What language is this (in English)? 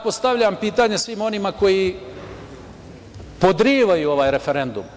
Serbian